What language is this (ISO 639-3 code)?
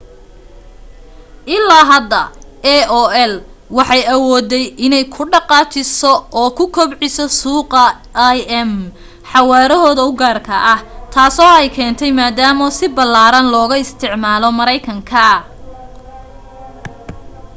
som